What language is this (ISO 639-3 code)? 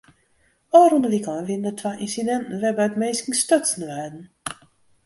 fry